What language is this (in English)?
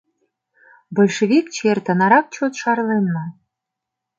Mari